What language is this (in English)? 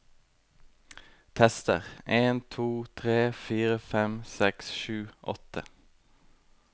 Norwegian